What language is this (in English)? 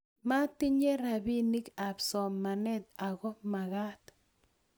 Kalenjin